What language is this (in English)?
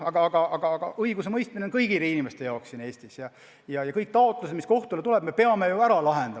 Estonian